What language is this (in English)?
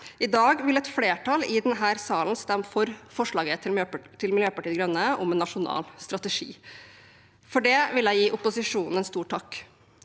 Norwegian